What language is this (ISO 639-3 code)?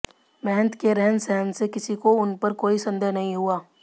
hin